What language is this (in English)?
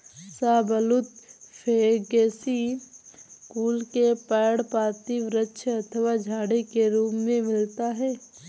Hindi